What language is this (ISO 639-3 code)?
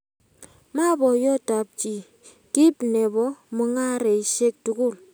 kln